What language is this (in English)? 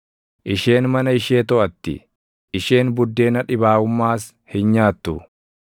Oromo